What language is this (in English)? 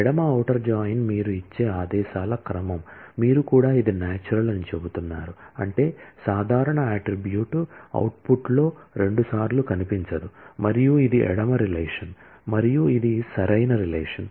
Telugu